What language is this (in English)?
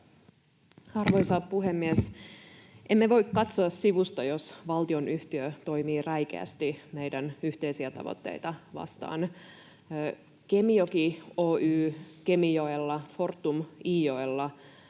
Finnish